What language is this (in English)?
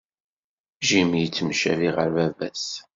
Kabyle